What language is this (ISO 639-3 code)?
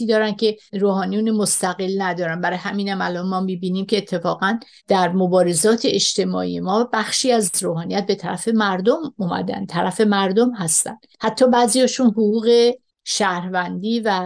fas